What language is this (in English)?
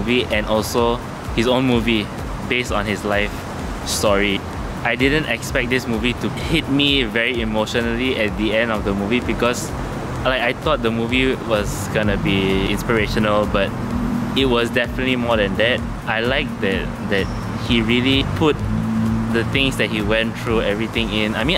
English